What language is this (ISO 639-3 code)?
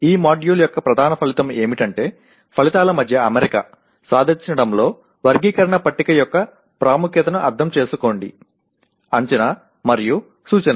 tel